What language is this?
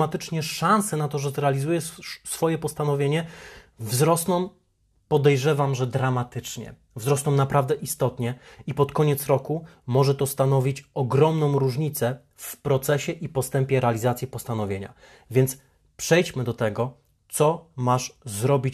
Polish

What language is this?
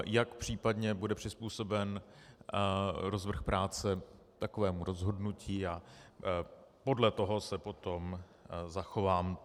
Czech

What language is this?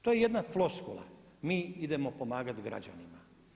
Croatian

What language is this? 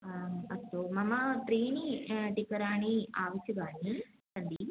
Sanskrit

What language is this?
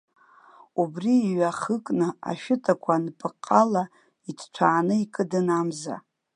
Abkhazian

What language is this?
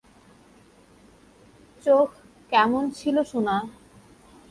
Bangla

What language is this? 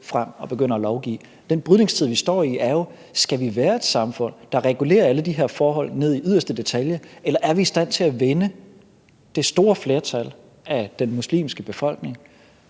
Danish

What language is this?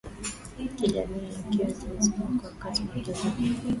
Swahili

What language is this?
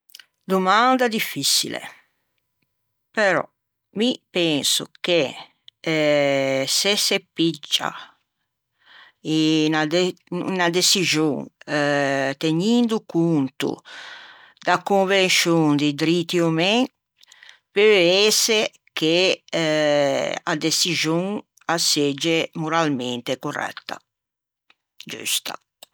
Ligurian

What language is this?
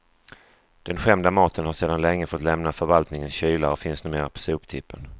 Swedish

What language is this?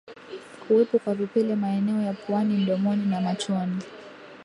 Swahili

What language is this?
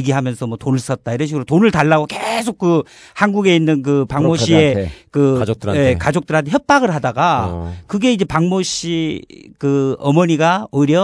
Korean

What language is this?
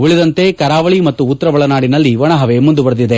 Kannada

